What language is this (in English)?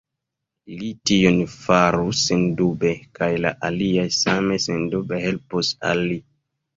Esperanto